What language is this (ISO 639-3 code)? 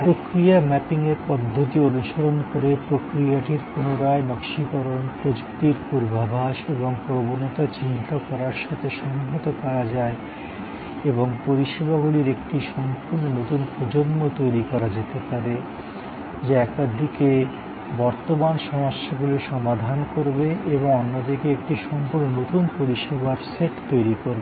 ben